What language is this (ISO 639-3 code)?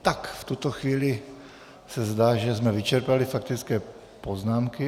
ces